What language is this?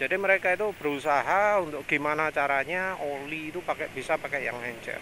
Indonesian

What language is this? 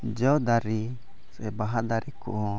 Santali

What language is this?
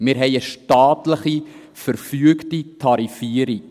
Swiss German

